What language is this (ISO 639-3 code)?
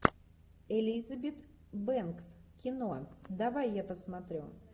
rus